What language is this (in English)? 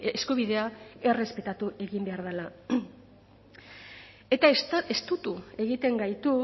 Basque